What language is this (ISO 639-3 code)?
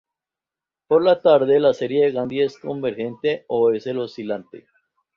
spa